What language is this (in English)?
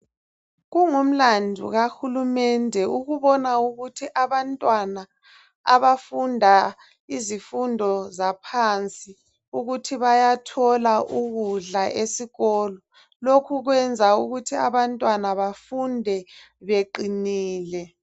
North Ndebele